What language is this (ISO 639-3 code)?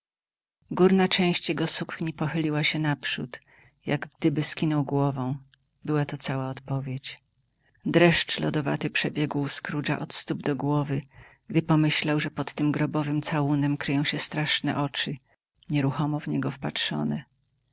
pol